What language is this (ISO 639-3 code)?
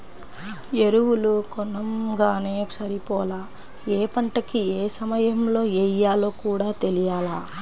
tel